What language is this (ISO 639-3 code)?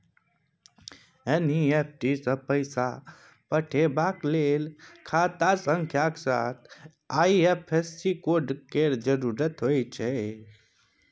mai